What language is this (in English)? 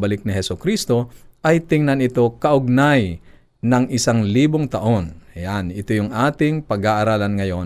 Filipino